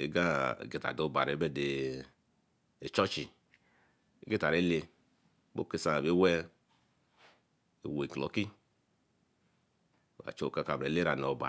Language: Eleme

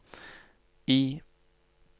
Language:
Norwegian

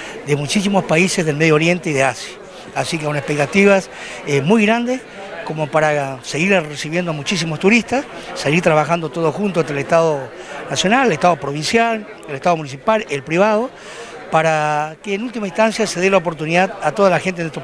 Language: Spanish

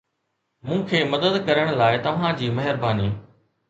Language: Sindhi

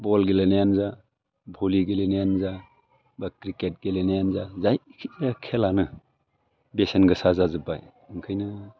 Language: Bodo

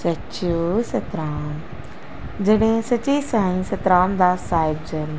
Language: Sindhi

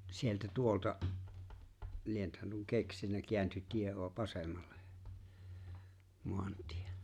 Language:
Finnish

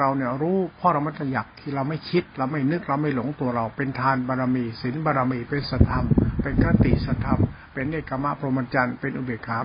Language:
Thai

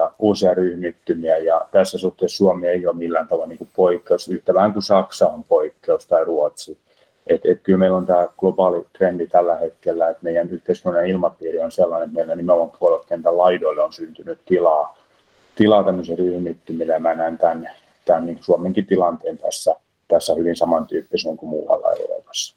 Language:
Finnish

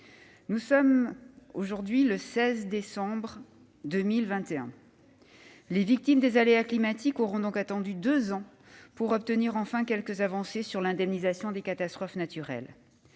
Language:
French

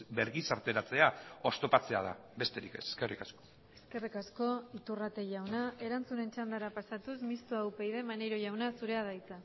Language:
Basque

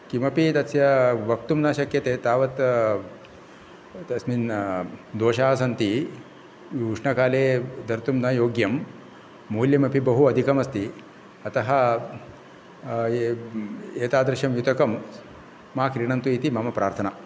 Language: Sanskrit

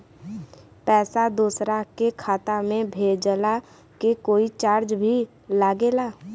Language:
Bhojpuri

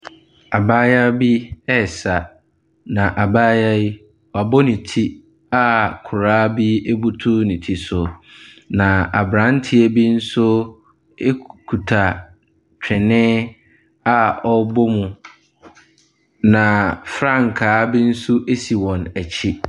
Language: Akan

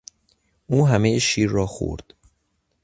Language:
Persian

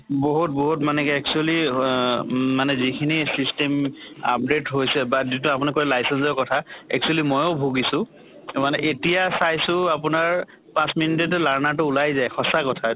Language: Assamese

